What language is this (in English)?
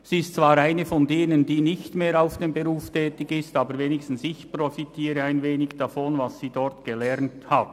Swiss German